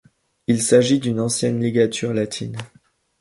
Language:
French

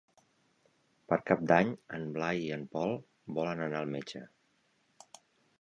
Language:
Catalan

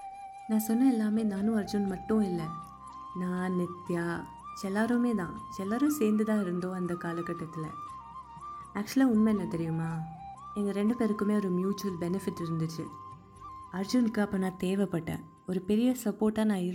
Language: Tamil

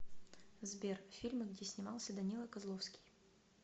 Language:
Russian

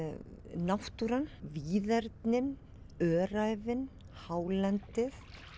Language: Icelandic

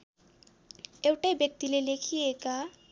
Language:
Nepali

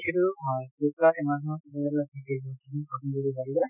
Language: Assamese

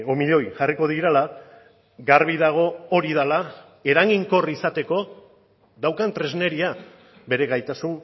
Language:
Basque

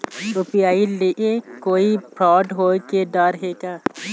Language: Chhattisgarhi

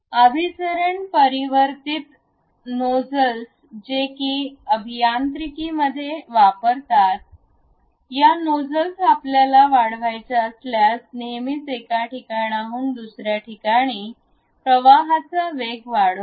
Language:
Marathi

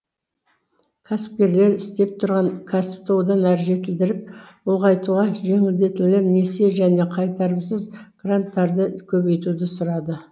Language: Kazakh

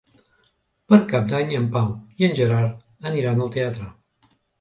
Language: Catalan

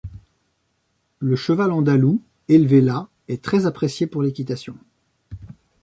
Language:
French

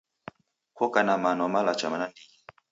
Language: Taita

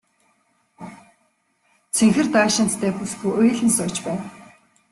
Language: Mongolian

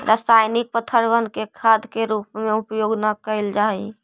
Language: Magahi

